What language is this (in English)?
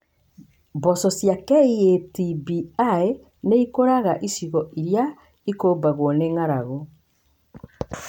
Kikuyu